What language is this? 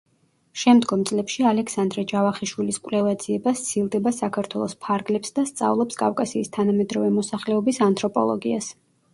Georgian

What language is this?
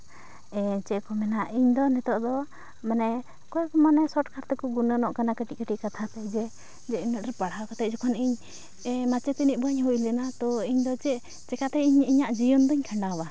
Santali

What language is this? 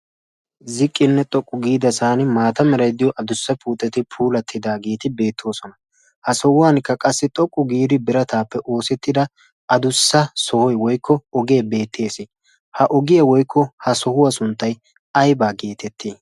Wolaytta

